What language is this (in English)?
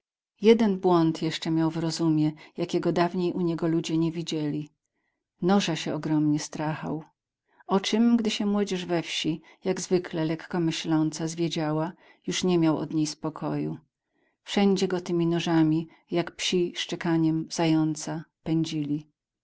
Polish